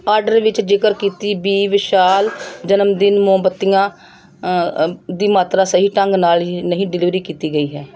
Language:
Punjabi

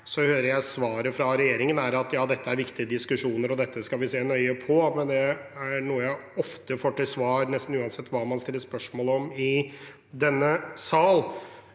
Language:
Norwegian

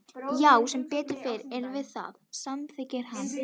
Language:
Icelandic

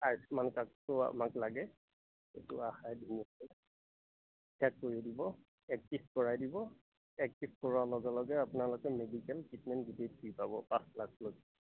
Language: Assamese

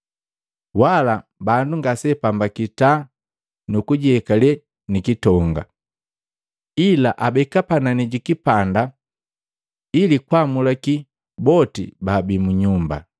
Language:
Matengo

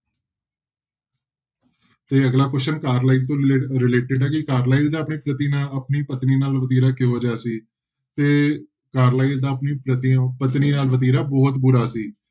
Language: Punjabi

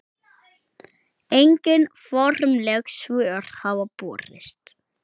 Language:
Icelandic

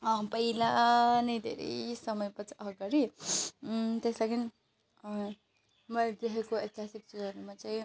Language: Nepali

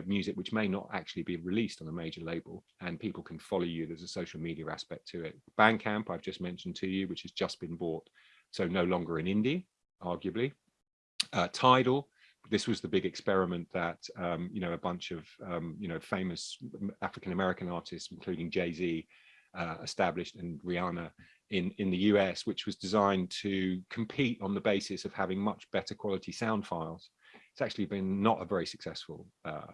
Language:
English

